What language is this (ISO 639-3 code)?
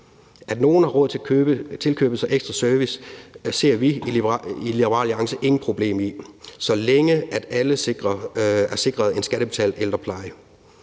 dan